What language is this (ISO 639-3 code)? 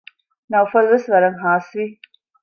div